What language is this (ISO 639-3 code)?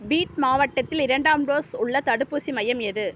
tam